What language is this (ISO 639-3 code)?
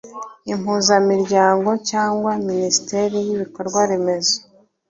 kin